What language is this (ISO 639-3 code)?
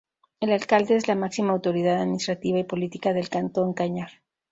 spa